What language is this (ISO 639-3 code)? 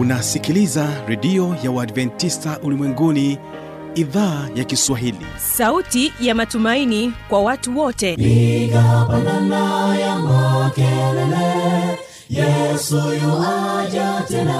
swa